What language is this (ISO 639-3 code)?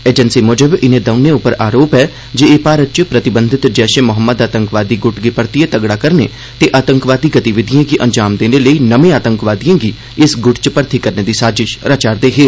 doi